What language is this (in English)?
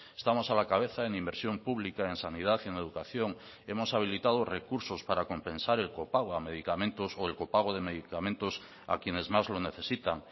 Spanish